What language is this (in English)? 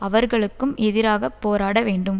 Tamil